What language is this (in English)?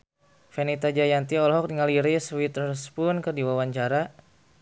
Sundanese